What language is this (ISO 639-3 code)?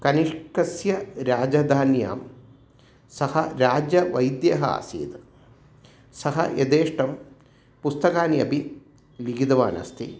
san